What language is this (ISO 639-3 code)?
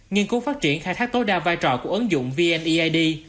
vie